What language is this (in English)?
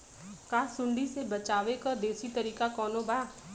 Bhojpuri